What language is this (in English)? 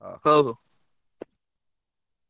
Odia